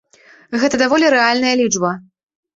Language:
Belarusian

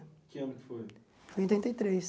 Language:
Portuguese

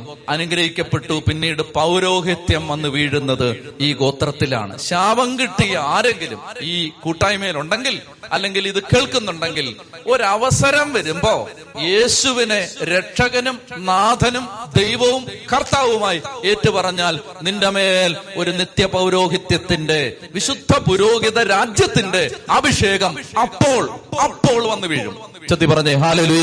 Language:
Malayalam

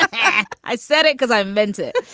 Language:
English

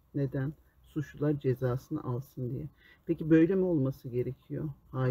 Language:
Turkish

